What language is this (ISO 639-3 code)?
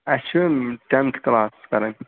kas